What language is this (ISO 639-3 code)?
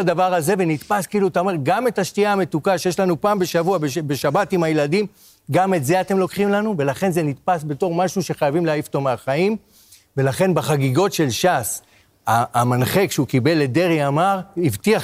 heb